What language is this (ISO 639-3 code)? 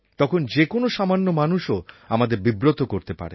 ben